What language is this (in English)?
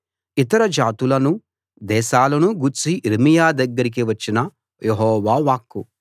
Telugu